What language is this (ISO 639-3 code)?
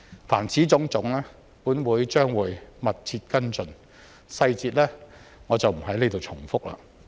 yue